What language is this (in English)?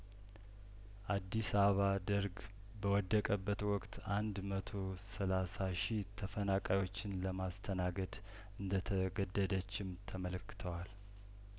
Amharic